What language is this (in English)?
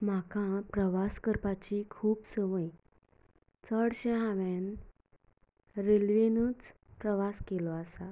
Konkani